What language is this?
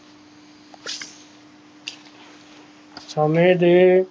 Punjabi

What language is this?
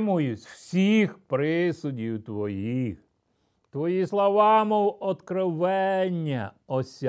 Ukrainian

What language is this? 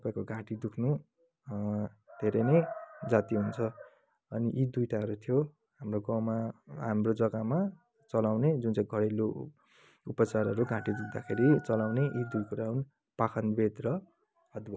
Nepali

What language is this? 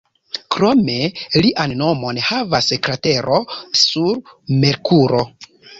Esperanto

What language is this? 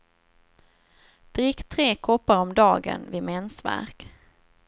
Swedish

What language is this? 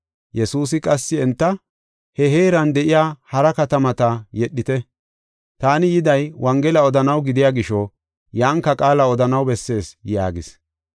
Gofa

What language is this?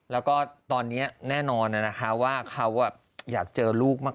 Thai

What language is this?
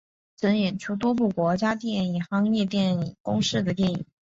Chinese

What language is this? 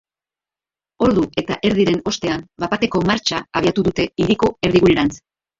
Basque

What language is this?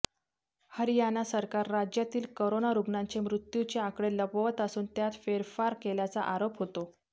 Marathi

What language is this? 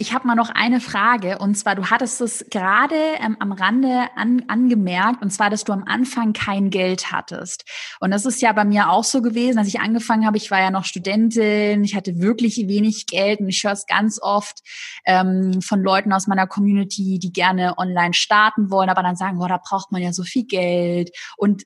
German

